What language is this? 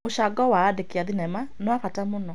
Kikuyu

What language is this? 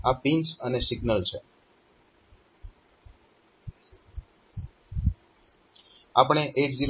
Gujarati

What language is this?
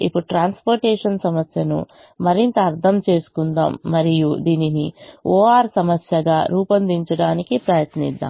Telugu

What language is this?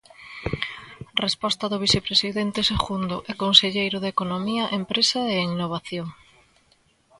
Galician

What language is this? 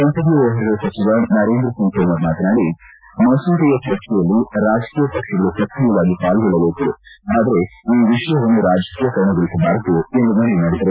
Kannada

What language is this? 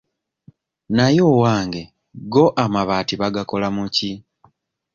Ganda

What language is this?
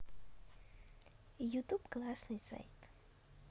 Russian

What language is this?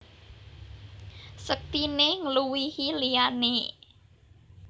Javanese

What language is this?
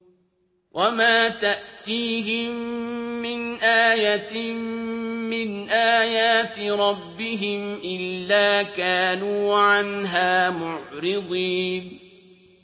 Arabic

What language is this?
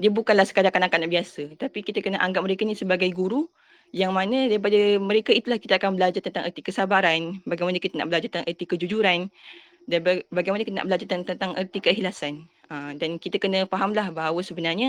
Malay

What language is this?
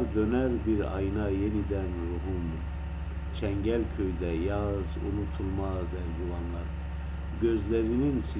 Turkish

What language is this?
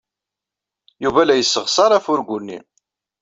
Kabyle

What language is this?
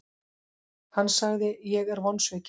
Icelandic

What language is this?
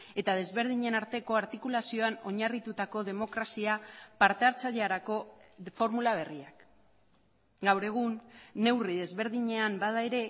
Basque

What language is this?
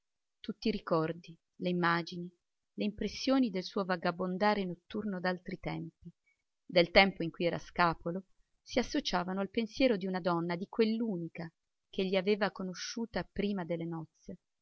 Italian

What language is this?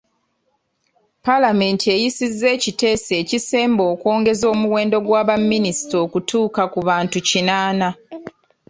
Ganda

